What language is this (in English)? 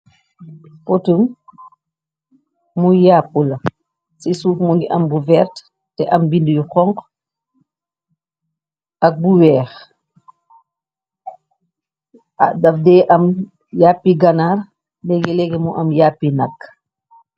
Wolof